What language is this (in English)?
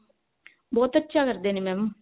Punjabi